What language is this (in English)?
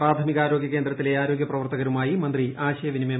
Malayalam